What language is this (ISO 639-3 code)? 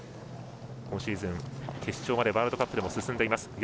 jpn